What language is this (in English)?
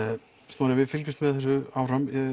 Icelandic